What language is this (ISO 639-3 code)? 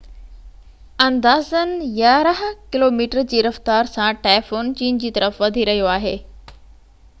snd